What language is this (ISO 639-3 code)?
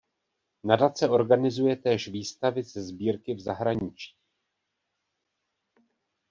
ces